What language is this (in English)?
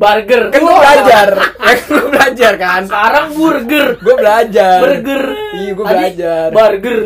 Indonesian